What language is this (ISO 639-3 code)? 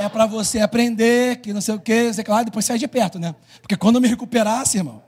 por